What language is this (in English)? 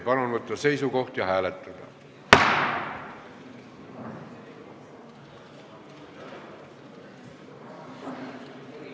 Estonian